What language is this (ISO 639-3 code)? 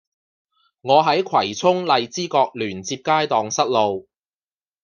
yue